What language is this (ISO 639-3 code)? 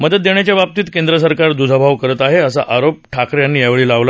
mar